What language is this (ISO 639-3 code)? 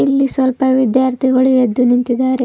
kan